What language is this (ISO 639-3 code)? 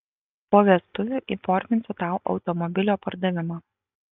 lit